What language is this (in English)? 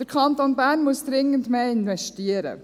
Swiss German